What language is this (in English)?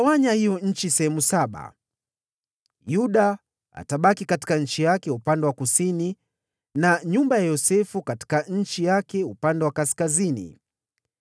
Swahili